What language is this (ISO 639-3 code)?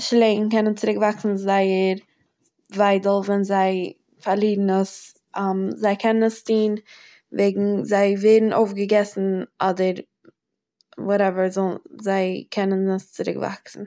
yid